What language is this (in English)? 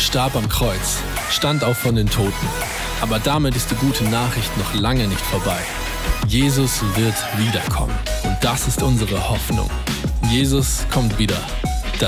German